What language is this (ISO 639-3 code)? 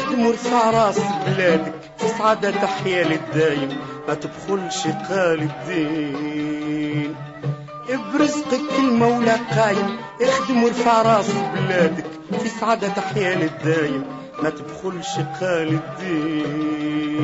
ara